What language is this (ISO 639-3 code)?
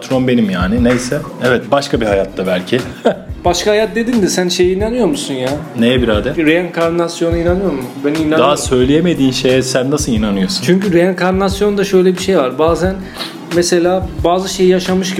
tur